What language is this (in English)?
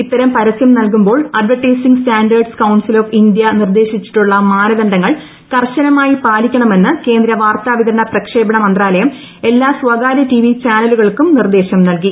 Malayalam